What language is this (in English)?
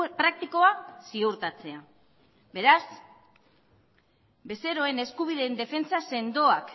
Basque